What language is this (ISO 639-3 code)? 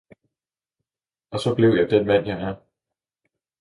dan